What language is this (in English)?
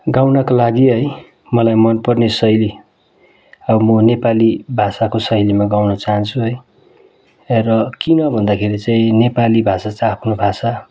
Nepali